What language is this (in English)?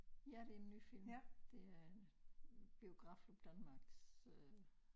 Danish